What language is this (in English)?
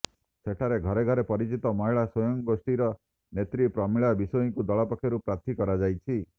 Odia